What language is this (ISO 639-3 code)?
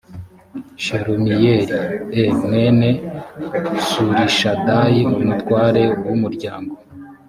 kin